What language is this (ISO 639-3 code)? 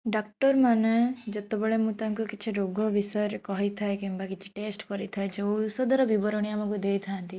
ori